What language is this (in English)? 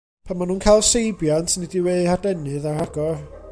Welsh